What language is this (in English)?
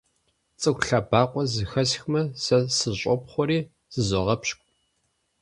Kabardian